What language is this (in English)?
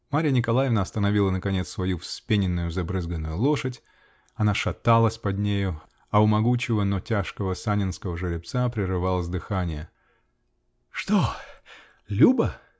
Russian